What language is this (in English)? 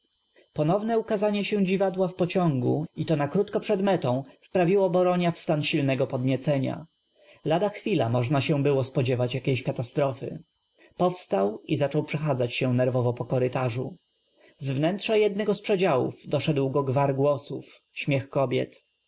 Polish